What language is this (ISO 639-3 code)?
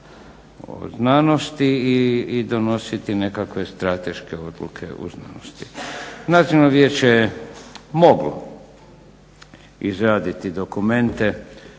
hrv